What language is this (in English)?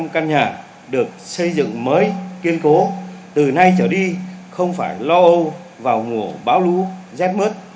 Vietnamese